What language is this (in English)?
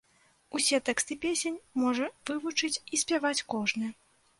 Belarusian